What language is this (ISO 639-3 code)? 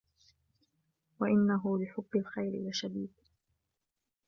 ara